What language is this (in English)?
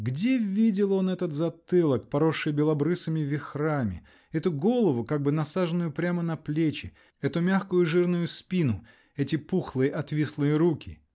Russian